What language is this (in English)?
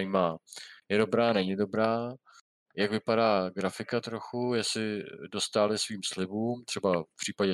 Czech